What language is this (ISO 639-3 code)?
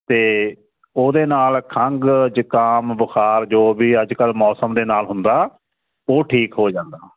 pan